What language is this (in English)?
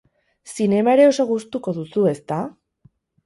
Basque